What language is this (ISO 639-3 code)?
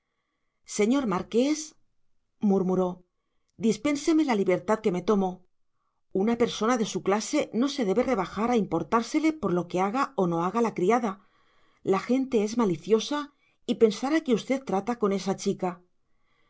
spa